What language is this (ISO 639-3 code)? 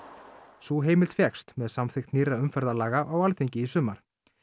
isl